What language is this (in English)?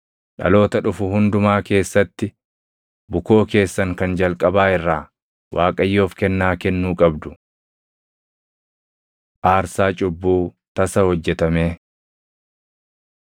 Oromo